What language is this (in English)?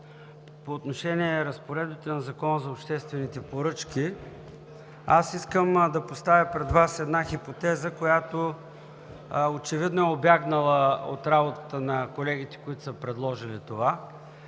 Bulgarian